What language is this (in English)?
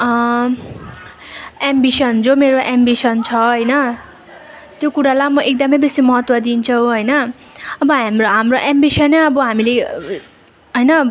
Nepali